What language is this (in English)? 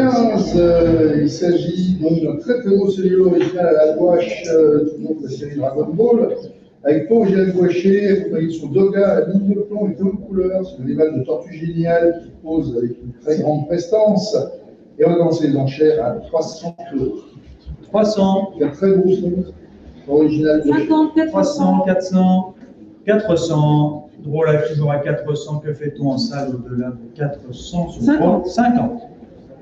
French